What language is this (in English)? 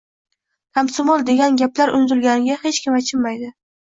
Uzbek